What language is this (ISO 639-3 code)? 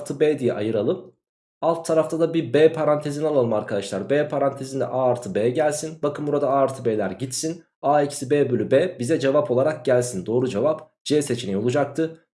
tur